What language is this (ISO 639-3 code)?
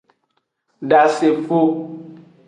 ajg